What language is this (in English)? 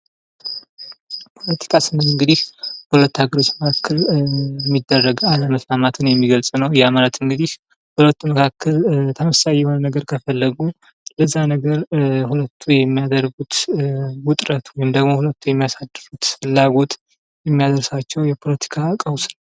Amharic